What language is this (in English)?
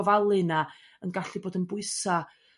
Welsh